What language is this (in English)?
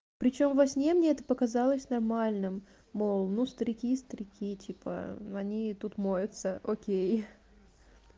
Russian